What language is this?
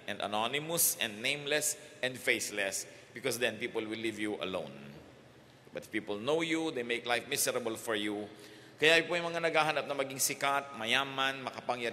Filipino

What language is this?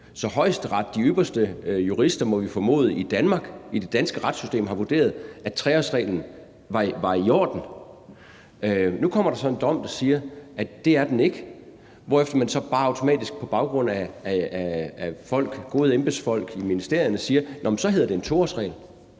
Danish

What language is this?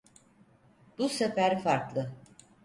Turkish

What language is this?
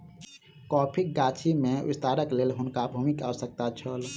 Maithili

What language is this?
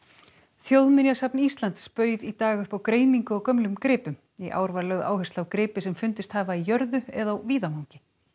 Icelandic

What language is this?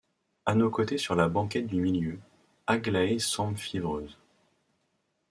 French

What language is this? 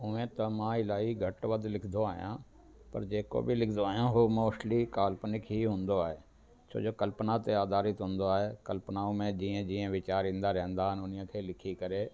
Sindhi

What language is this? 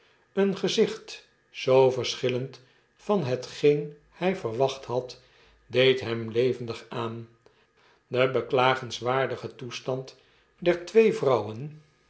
Dutch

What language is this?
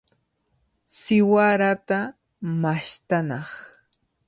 Cajatambo North Lima Quechua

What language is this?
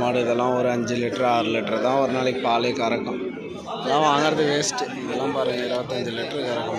Arabic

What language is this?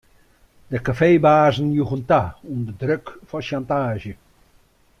Western Frisian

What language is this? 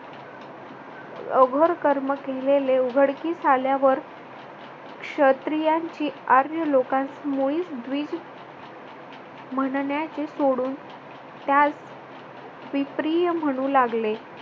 Marathi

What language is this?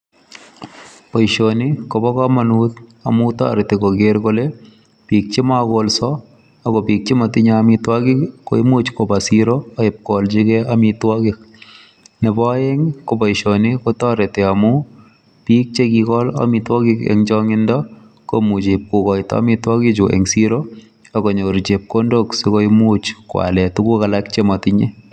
Kalenjin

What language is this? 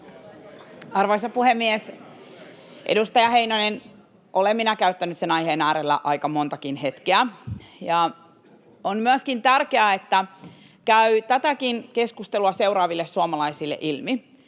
Finnish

